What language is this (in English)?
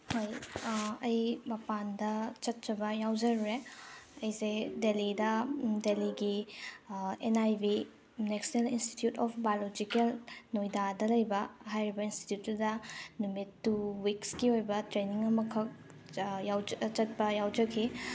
Manipuri